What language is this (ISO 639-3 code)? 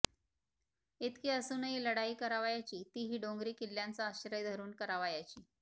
mar